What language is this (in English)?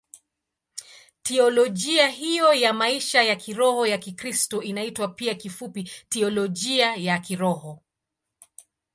Swahili